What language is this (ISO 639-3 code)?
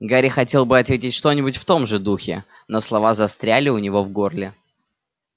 rus